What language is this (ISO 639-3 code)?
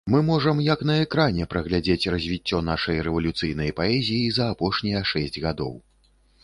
bel